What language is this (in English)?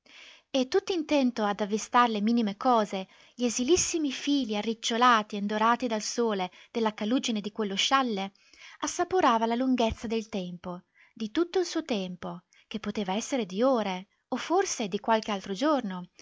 Italian